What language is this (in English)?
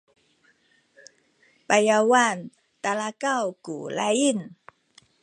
Sakizaya